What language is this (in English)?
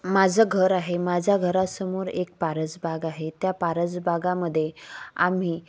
Marathi